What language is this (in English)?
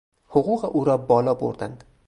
Persian